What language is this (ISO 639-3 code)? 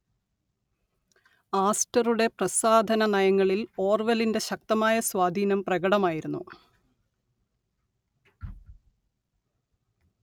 mal